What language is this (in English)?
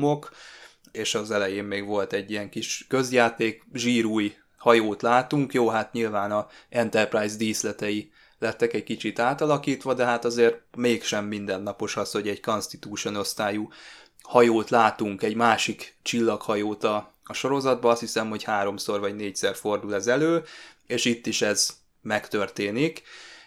Hungarian